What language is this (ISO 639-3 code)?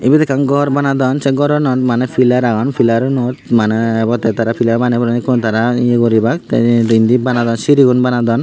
ccp